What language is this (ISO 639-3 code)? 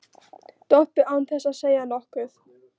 isl